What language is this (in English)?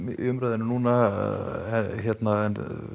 Icelandic